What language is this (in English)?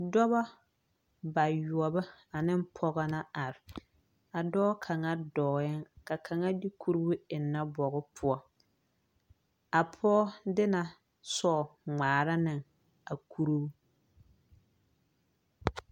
Southern Dagaare